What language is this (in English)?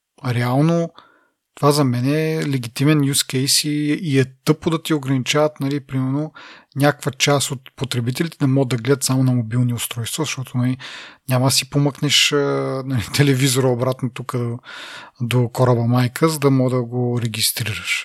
Bulgarian